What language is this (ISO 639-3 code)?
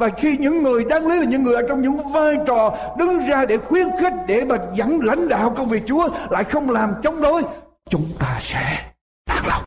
vie